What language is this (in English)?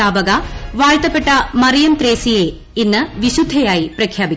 Malayalam